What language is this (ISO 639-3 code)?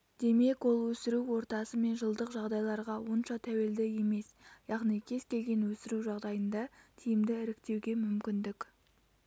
kaz